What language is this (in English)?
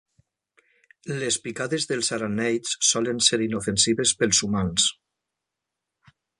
Catalan